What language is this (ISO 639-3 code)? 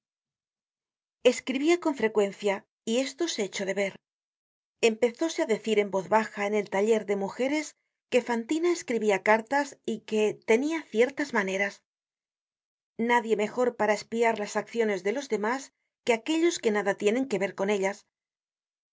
spa